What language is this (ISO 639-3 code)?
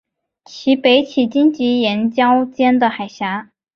zho